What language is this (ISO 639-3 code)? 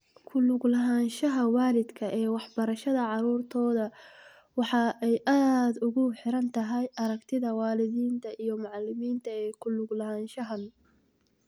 som